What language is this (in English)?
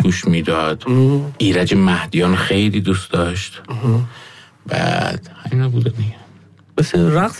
Persian